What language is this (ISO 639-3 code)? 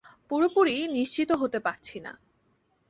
ben